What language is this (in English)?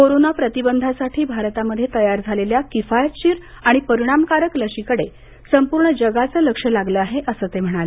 Marathi